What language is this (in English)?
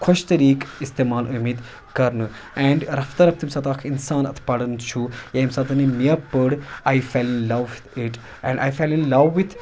Kashmiri